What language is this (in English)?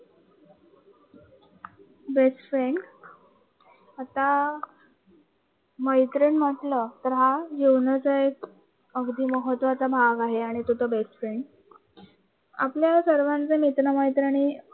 Marathi